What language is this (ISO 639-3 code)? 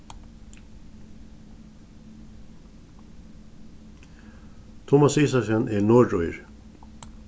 fao